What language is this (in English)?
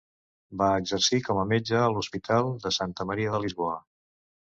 Catalan